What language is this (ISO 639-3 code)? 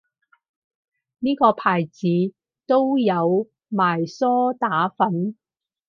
yue